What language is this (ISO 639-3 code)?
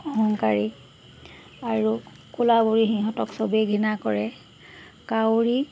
asm